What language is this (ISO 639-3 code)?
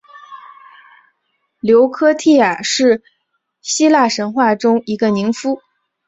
zho